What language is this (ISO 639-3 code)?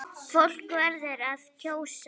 isl